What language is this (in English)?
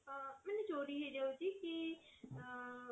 Odia